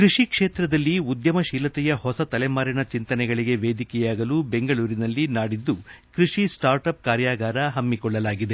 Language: Kannada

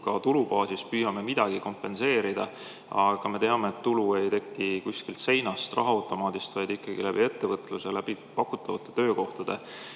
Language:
Estonian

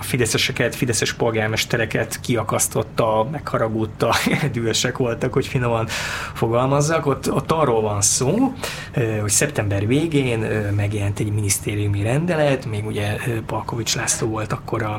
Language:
Hungarian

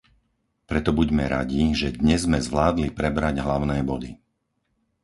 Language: Slovak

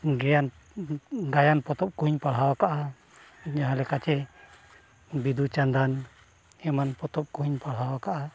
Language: Santali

